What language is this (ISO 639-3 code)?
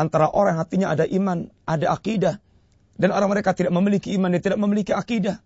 msa